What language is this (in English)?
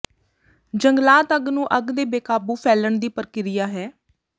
Punjabi